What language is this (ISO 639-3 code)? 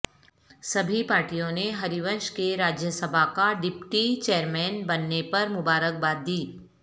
urd